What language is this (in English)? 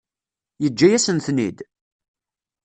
Kabyle